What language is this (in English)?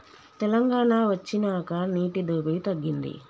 Telugu